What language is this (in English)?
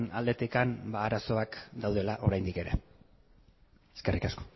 Basque